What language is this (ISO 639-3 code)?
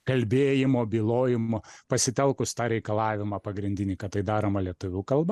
lit